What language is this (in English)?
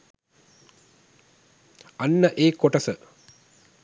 Sinhala